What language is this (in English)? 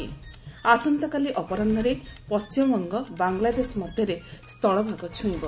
Odia